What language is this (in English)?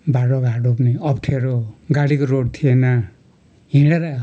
Nepali